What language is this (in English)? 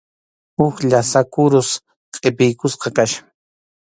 Arequipa-La Unión Quechua